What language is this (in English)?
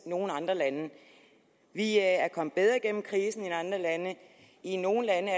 Danish